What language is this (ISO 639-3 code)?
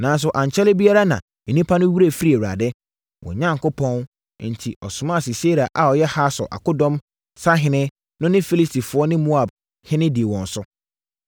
aka